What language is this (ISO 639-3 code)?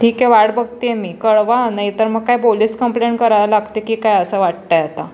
mar